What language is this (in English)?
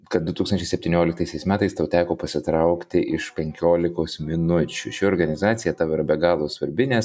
Lithuanian